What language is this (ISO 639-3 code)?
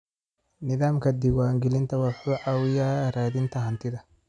som